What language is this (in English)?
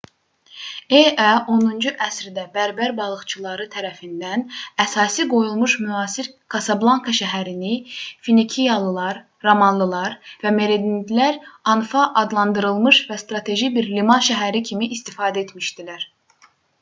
Azerbaijani